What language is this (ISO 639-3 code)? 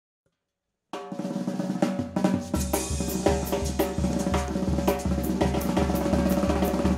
ron